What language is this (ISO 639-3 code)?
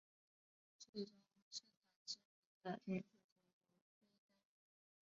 zho